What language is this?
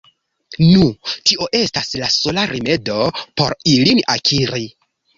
Esperanto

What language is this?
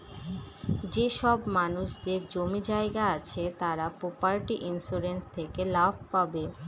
Bangla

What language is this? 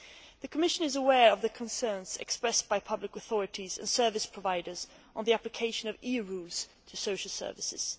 English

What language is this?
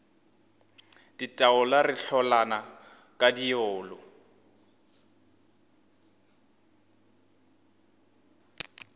Northern Sotho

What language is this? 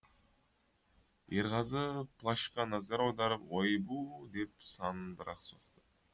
Kazakh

